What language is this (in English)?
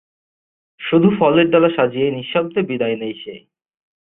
Bangla